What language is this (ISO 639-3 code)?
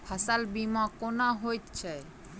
mai